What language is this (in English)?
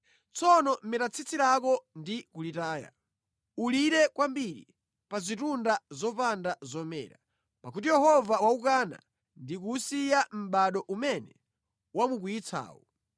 Nyanja